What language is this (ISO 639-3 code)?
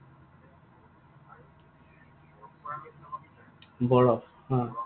asm